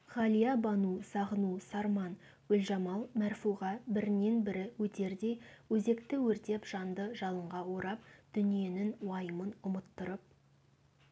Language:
Kazakh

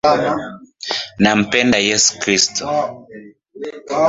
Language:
Swahili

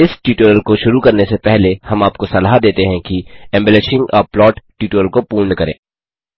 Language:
Hindi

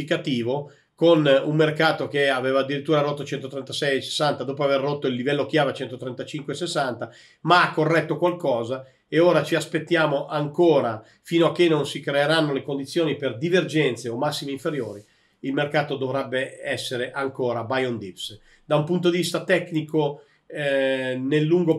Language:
Italian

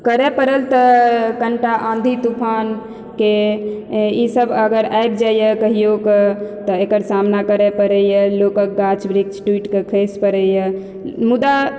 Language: Maithili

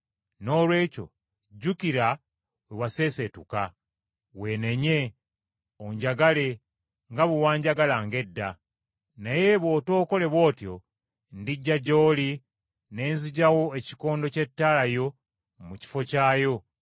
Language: Ganda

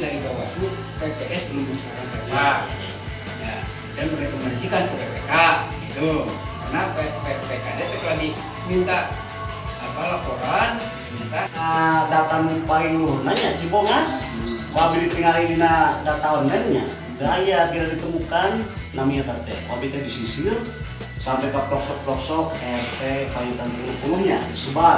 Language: Indonesian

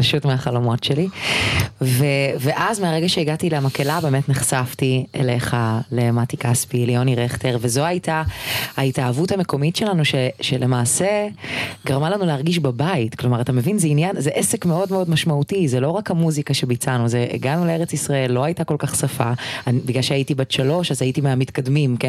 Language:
Hebrew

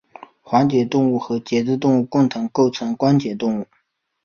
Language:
Chinese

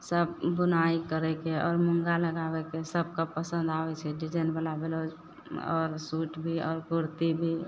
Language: Maithili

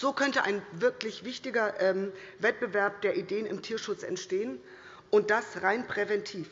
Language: German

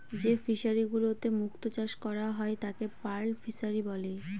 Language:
Bangla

